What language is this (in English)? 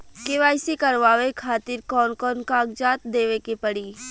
Bhojpuri